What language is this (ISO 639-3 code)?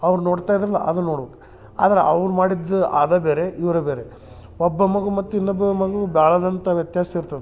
kan